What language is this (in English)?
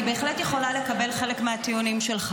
Hebrew